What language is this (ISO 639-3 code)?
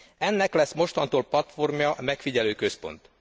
hun